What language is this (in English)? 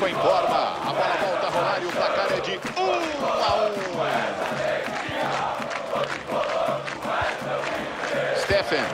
Portuguese